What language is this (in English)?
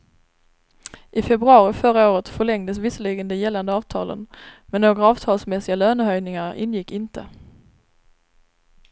Swedish